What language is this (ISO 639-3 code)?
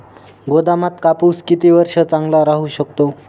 mar